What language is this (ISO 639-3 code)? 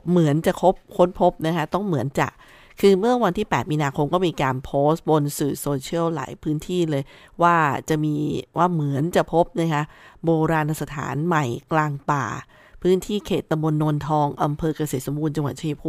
tha